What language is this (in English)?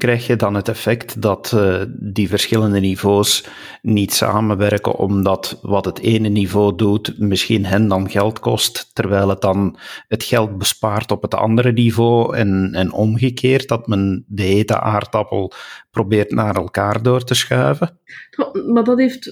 Dutch